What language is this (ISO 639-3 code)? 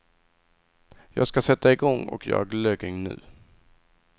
swe